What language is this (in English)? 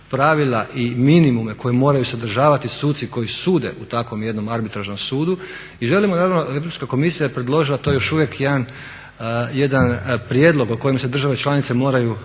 Croatian